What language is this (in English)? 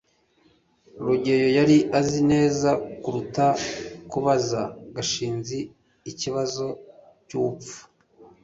Kinyarwanda